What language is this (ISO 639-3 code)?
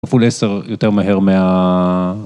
heb